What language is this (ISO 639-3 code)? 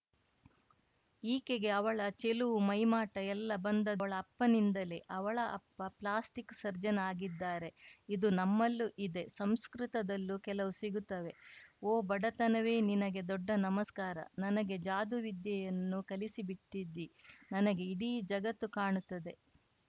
kan